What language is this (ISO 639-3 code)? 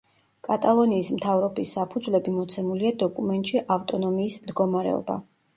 kat